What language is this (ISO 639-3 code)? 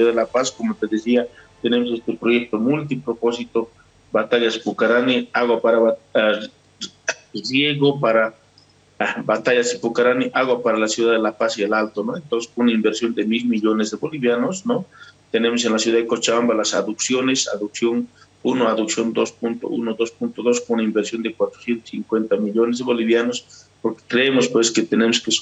spa